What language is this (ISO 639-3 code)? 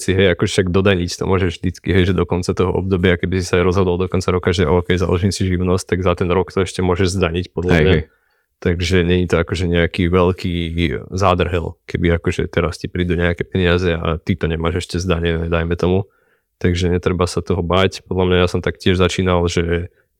slk